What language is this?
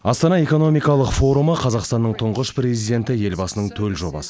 Kazakh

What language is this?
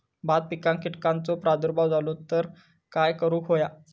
Marathi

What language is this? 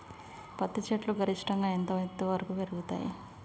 Telugu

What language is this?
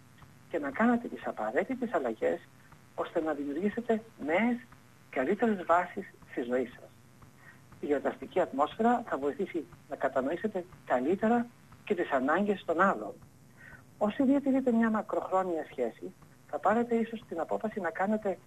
Greek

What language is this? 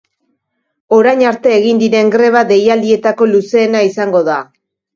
Basque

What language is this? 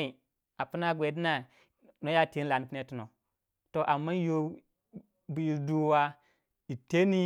Waja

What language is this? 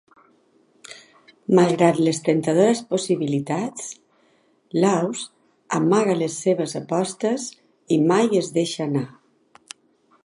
Catalan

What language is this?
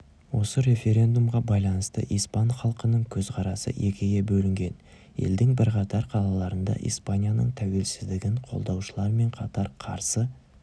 Kazakh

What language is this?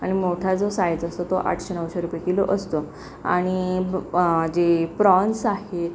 Marathi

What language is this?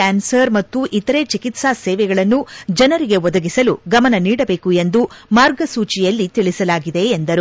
Kannada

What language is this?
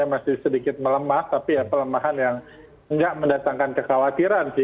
Indonesian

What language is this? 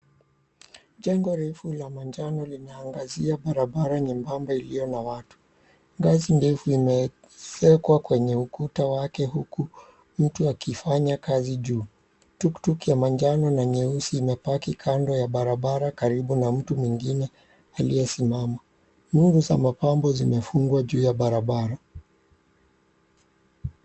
Swahili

